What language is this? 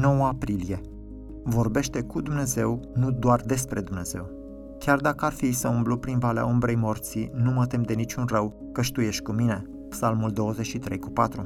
Romanian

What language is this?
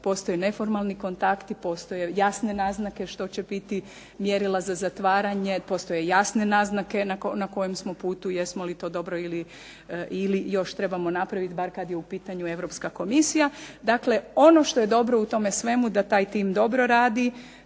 Croatian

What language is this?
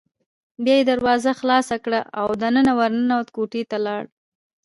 Pashto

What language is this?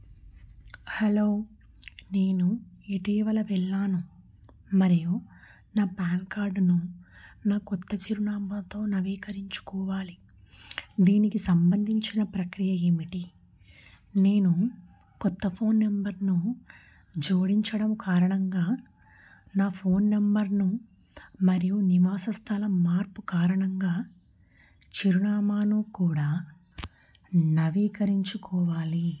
Telugu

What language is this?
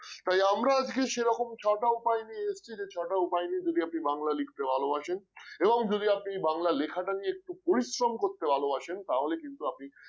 Bangla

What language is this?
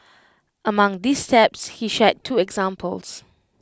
English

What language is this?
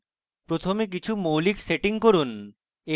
Bangla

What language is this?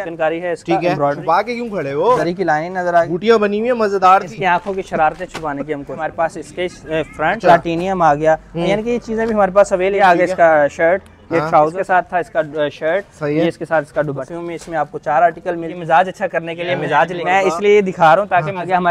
Hindi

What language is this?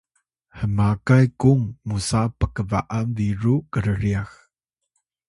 Atayal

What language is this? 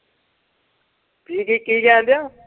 Punjabi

